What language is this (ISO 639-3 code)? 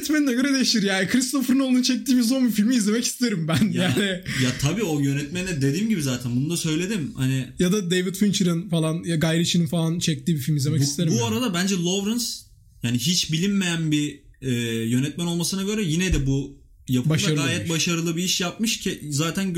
tur